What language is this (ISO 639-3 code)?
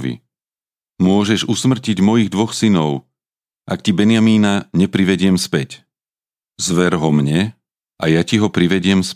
slk